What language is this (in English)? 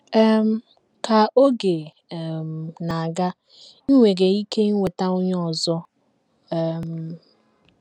Igbo